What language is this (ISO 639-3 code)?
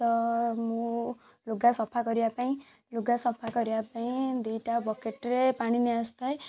ori